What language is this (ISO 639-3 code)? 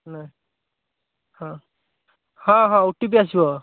ori